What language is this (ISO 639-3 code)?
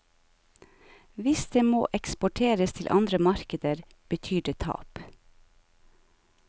nor